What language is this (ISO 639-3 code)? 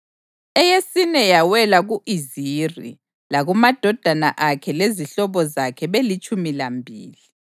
nde